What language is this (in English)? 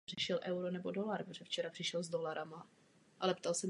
Czech